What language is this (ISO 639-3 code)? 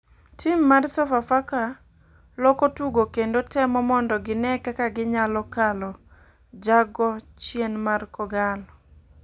luo